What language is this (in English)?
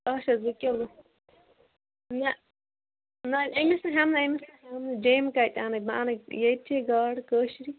Kashmiri